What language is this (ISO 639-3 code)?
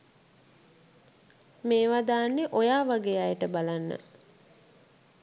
sin